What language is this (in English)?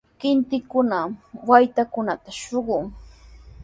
Sihuas Ancash Quechua